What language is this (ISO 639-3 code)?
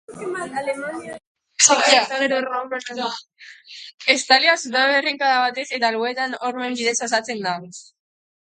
eus